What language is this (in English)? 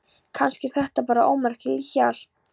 Icelandic